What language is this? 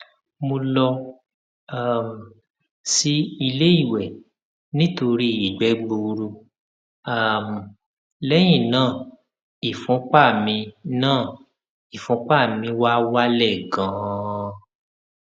Yoruba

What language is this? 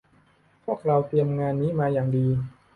Thai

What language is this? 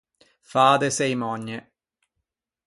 Ligurian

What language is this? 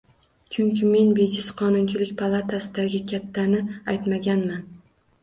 Uzbek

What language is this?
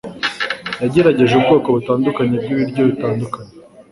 Kinyarwanda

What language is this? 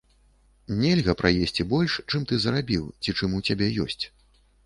Belarusian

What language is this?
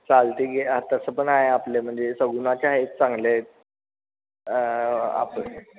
Marathi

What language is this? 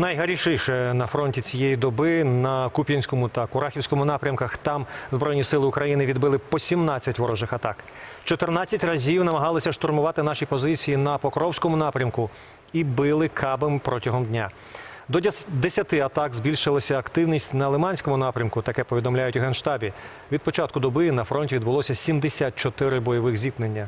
Ukrainian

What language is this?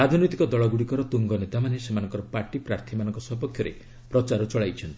Odia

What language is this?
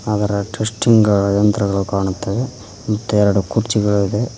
Kannada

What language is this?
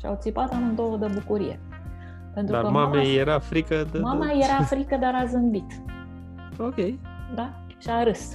Romanian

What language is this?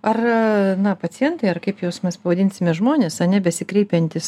Lithuanian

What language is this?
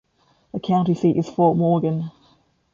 English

